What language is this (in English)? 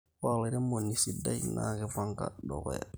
Masai